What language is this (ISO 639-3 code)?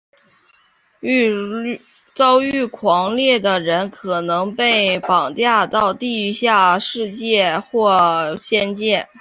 zho